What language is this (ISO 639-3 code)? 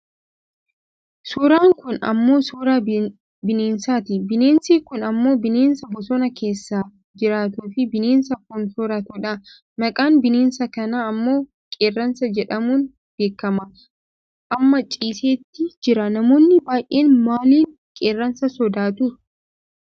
orm